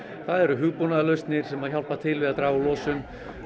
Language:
Icelandic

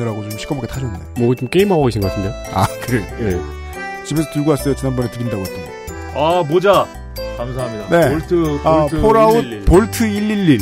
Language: Korean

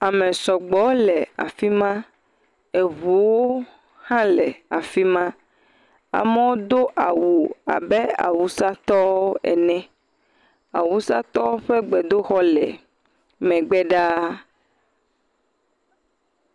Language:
Ewe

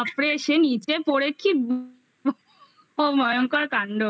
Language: Bangla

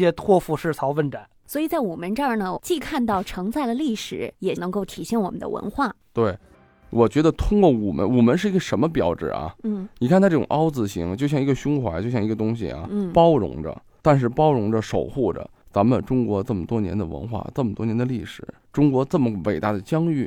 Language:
Chinese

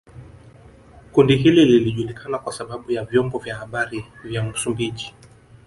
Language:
Swahili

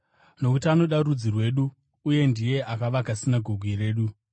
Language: Shona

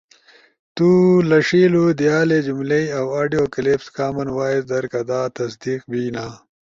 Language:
Ushojo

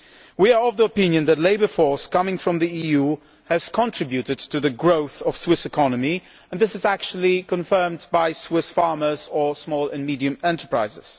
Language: English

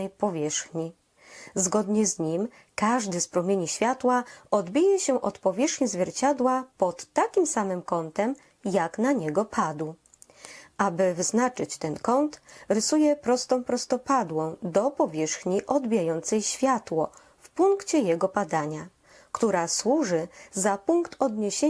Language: Polish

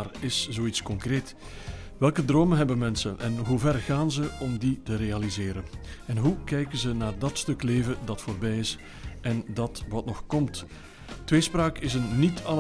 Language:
Dutch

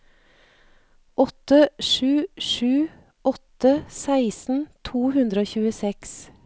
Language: Norwegian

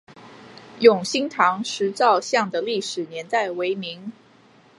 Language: Chinese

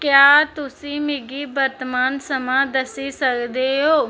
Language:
Dogri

